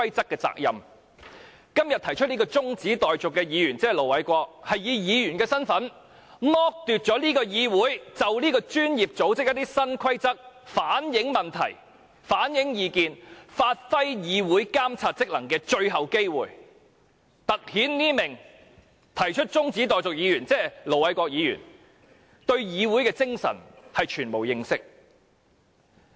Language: Cantonese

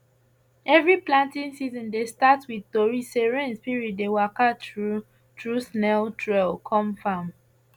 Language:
Nigerian Pidgin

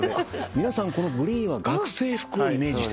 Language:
Japanese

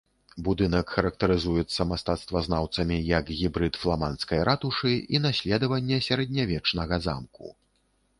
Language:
Belarusian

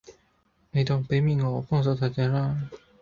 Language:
Cantonese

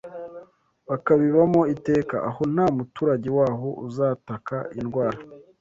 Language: Kinyarwanda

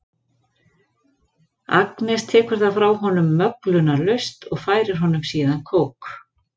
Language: Icelandic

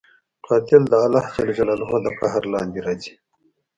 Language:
Pashto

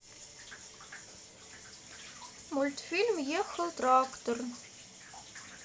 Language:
Russian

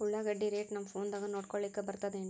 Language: Kannada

